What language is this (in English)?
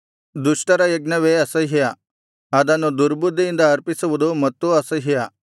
Kannada